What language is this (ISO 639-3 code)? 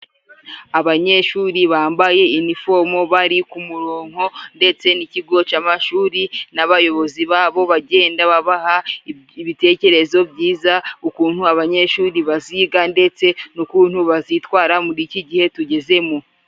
kin